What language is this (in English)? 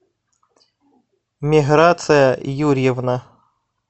Russian